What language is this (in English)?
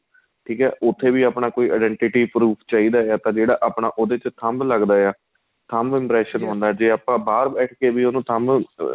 Punjabi